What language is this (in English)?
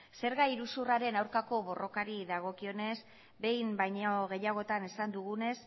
Basque